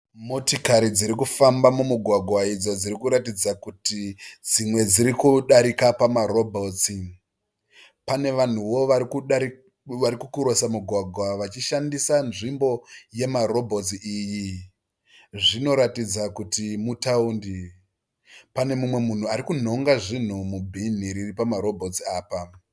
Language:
Shona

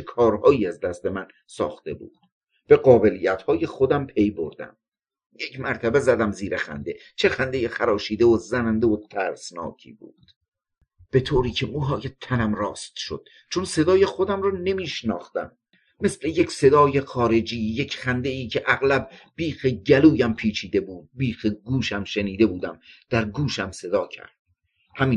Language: Persian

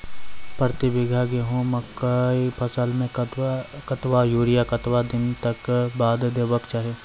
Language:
Maithili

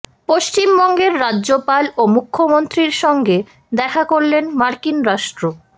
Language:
Bangla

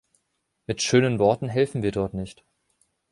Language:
German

